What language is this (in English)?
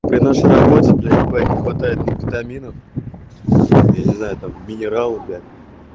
Russian